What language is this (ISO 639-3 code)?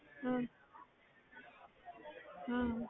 pan